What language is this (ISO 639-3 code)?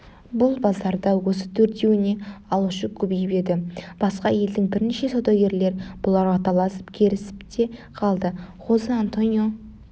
kaz